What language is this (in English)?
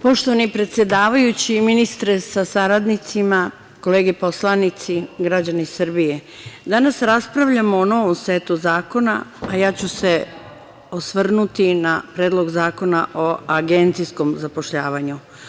Serbian